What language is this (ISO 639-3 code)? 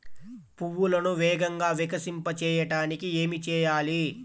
tel